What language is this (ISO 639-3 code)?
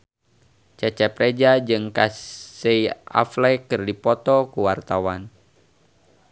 sun